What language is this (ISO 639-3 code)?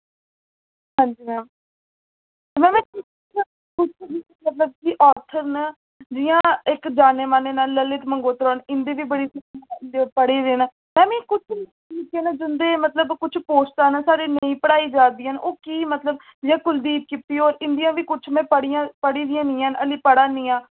doi